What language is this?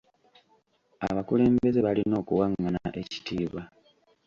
Ganda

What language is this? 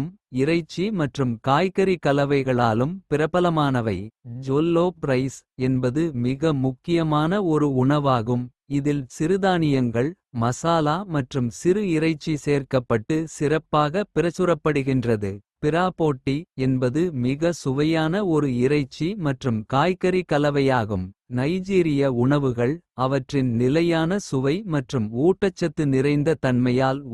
Kota (India)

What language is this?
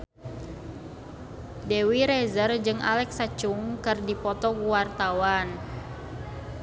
Sundanese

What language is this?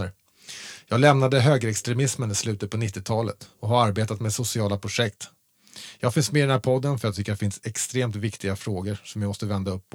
Swedish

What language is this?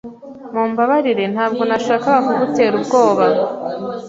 Kinyarwanda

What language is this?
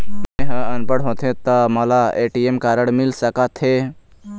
Chhattisgarhi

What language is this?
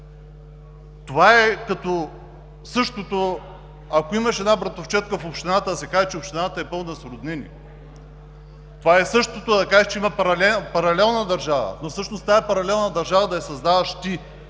Bulgarian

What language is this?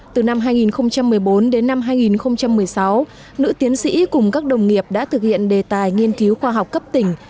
Vietnamese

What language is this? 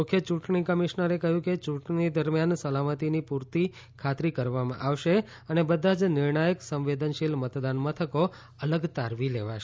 Gujarati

